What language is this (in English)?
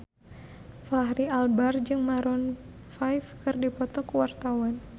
Sundanese